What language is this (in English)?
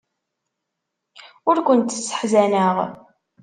Kabyle